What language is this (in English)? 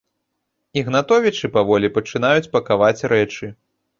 Belarusian